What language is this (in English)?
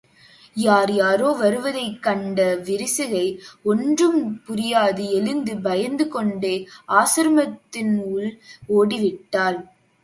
Tamil